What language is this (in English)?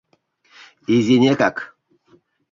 Mari